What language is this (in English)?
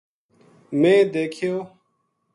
Gujari